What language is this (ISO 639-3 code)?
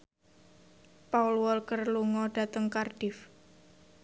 jav